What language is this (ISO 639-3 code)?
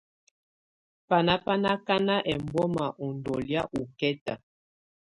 tvu